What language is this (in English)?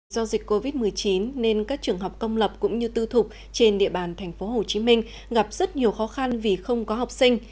Vietnamese